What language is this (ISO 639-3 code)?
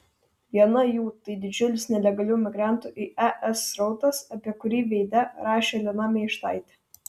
lit